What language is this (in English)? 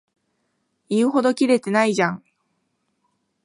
Japanese